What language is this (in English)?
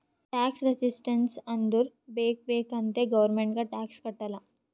Kannada